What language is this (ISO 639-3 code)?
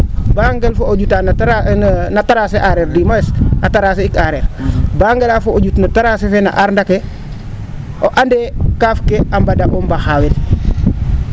srr